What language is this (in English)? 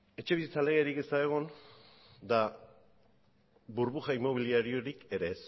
Basque